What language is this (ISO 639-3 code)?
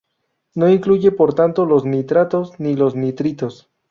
spa